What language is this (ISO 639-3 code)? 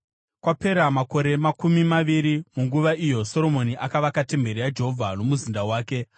sna